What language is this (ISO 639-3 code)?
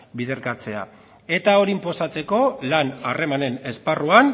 eus